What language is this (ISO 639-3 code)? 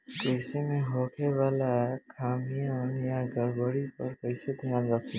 bho